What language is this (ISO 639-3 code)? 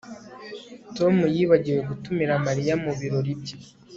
kin